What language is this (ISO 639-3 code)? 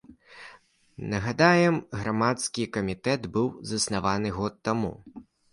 bel